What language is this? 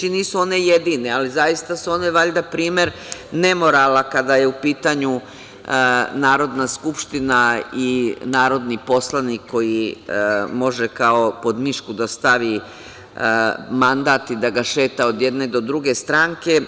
Serbian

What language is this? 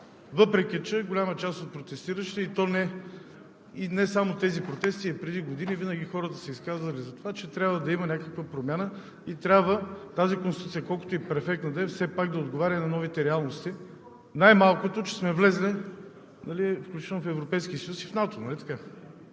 Bulgarian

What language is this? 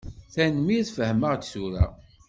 Kabyle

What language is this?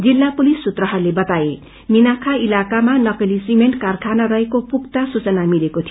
Nepali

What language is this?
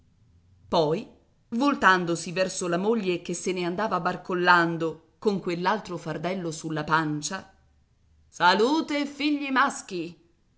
Italian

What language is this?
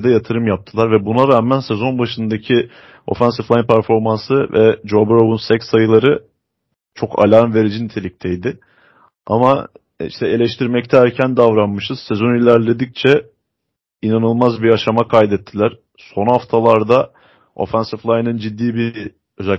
Turkish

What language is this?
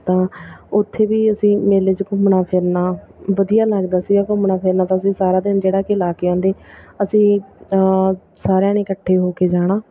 Punjabi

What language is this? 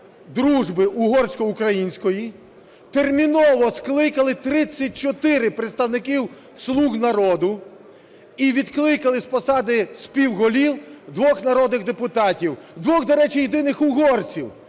Ukrainian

